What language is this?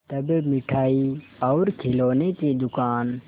Hindi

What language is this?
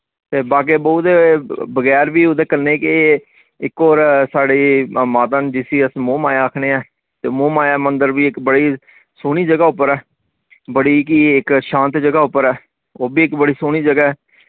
Dogri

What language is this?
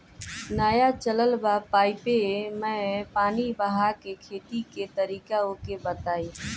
Bhojpuri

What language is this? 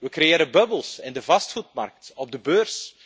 Dutch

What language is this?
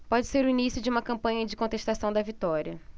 Portuguese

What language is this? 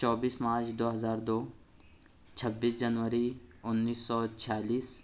Urdu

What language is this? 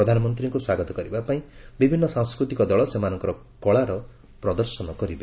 Odia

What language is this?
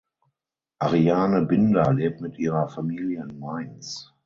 German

